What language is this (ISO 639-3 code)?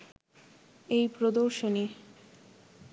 ben